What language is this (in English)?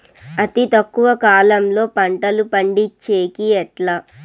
Telugu